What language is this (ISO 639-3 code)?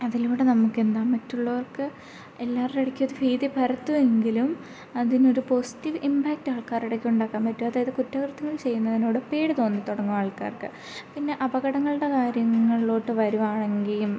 mal